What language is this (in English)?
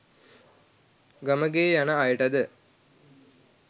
Sinhala